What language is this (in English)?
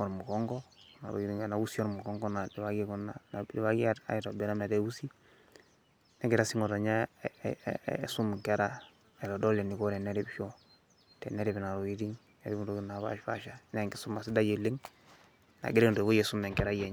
Masai